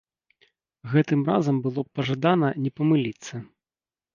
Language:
Belarusian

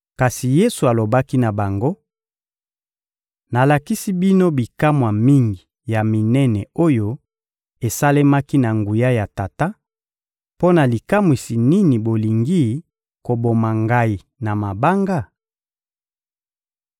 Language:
Lingala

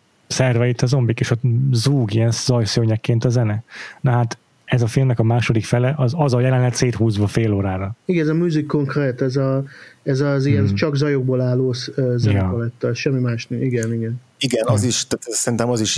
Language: Hungarian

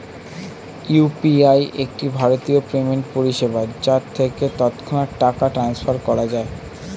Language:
Bangla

